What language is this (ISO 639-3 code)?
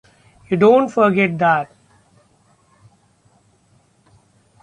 eng